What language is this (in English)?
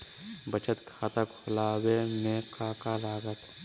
Magahi